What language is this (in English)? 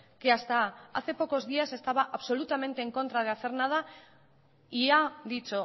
Spanish